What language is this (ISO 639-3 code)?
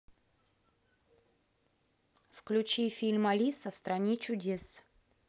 rus